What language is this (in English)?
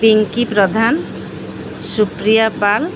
Odia